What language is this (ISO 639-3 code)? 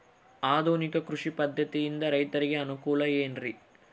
kan